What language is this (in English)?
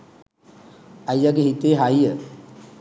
Sinhala